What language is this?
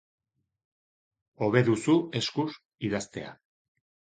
Basque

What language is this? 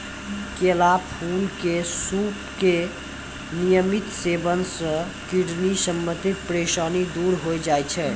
Maithili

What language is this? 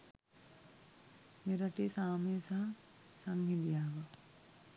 Sinhala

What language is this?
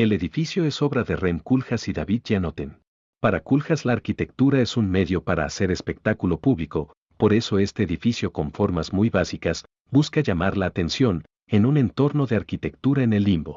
Spanish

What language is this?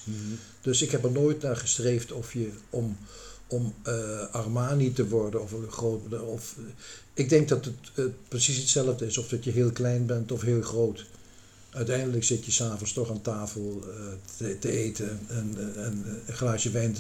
Dutch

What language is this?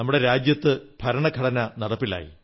Malayalam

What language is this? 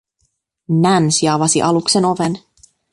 Finnish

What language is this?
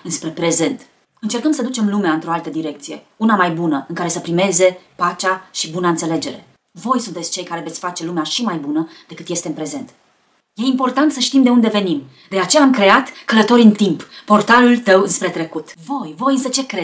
Romanian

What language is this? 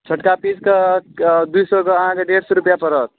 Maithili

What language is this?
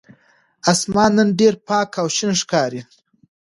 Pashto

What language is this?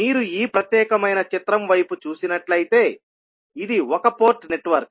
Telugu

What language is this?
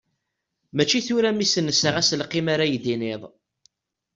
Kabyle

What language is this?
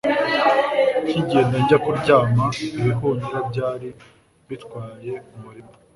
Kinyarwanda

